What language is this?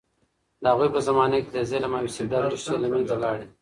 Pashto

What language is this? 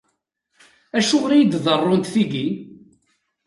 Kabyle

